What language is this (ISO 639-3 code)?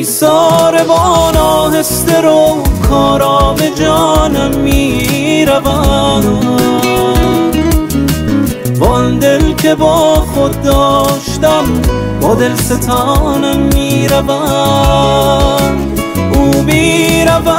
fas